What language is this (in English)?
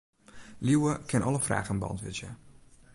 Western Frisian